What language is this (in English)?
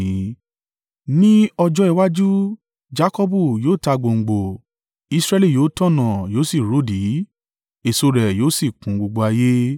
Yoruba